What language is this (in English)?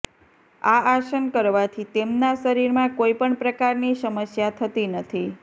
Gujarati